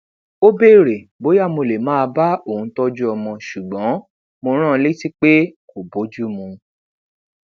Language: Yoruba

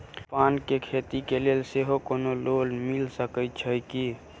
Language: Maithili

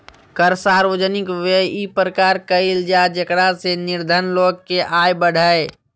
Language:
Magahi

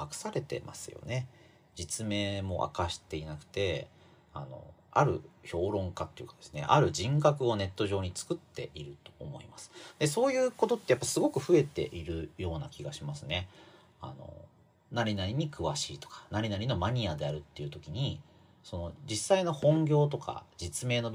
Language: Japanese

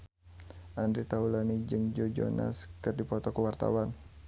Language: Sundanese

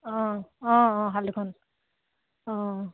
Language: Assamese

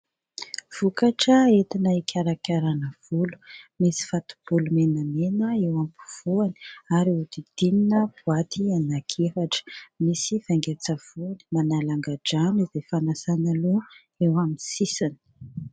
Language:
Malagasy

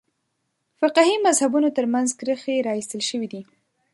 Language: Pashto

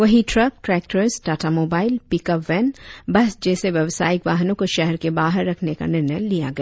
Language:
Hindi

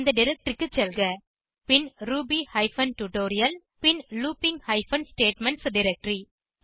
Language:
Tamil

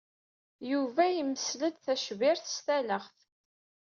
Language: Kabyle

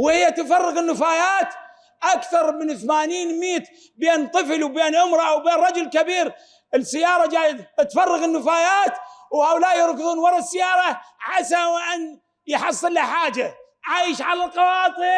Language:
Arabic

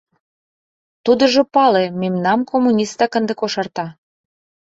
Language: Mari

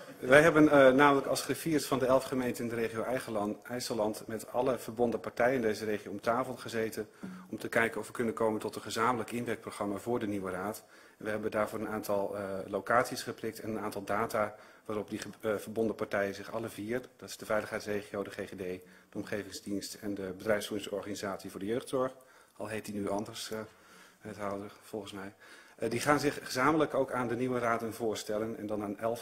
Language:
Dutch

